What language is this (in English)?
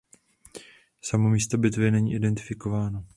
Czech